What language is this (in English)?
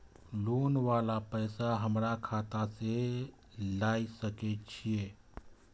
Maithili